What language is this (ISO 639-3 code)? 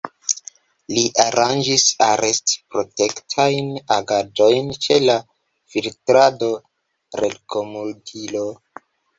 epo